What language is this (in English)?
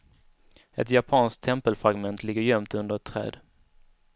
Swedish